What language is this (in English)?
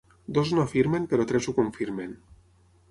Catalan